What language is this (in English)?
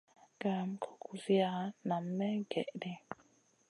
Masana